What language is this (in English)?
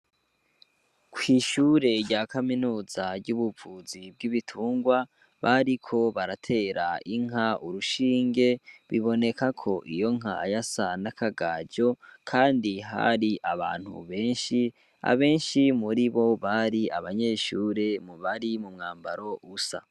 Rundi